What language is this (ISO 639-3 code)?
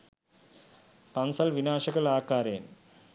sin